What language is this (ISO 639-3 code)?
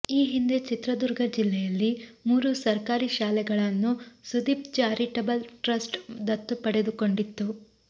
kan